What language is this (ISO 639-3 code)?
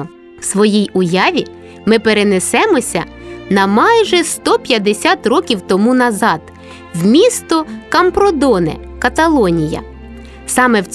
ukr